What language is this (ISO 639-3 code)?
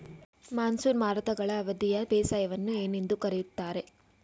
kan